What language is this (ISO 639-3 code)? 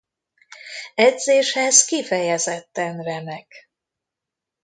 hun